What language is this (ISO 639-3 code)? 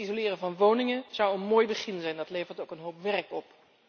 nld